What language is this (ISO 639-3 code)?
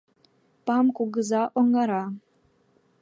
chm